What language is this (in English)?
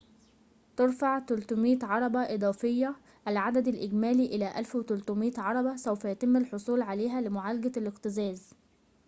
Arabic